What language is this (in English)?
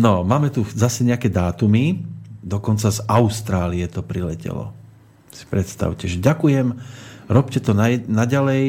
Slovak